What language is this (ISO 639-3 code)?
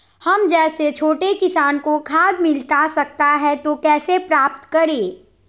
mag